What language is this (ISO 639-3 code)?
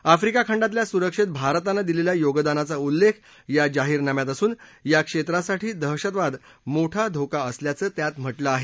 mar